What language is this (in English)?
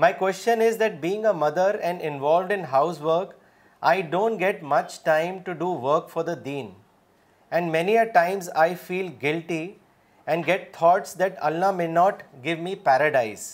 Urdu